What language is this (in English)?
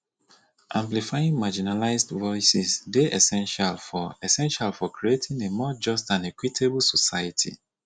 Nigerian Pidgin